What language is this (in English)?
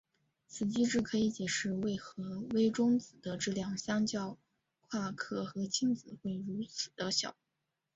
Chinese